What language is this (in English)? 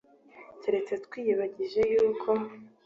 Kinyarwanda